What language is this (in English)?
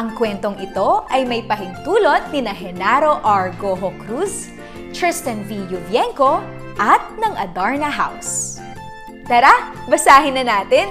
Filipino